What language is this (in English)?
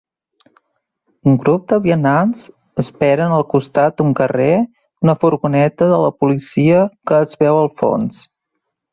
Catalan